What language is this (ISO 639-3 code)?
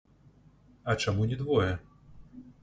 bel